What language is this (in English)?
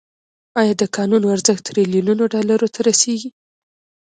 Pashto